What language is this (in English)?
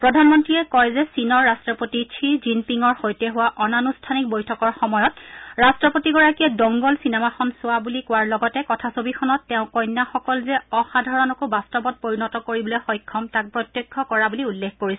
Assamese